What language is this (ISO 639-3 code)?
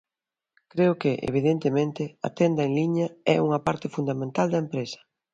glg